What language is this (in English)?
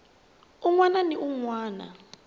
Tsonga